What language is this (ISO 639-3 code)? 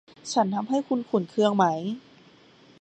tha